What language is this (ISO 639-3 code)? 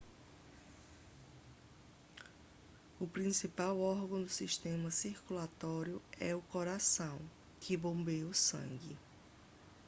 por